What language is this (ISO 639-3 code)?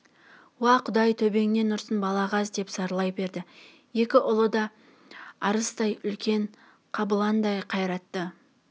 kaz